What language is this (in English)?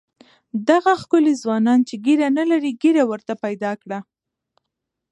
Pashto